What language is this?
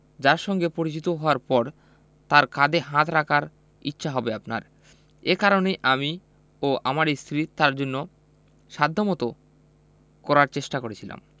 Bangla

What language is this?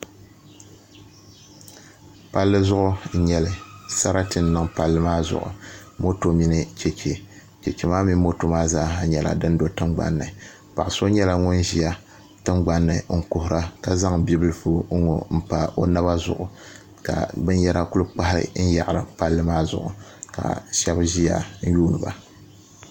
Dagbani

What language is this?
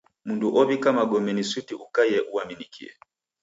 Taita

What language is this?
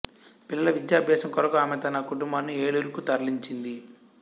Telugu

